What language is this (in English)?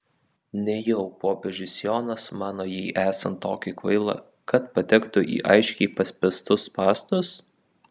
Lithuanian